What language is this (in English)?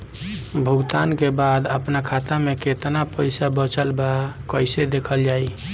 Bhojpuri